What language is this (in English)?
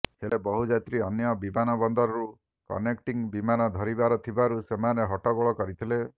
Odia